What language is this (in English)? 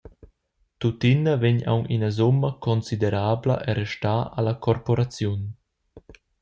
Romansh